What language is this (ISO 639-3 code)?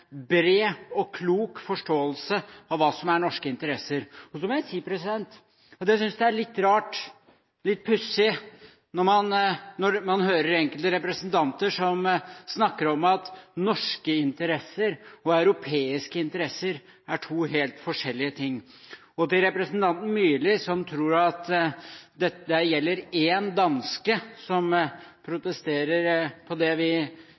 nob